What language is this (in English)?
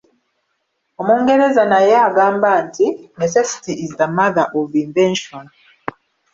Ganda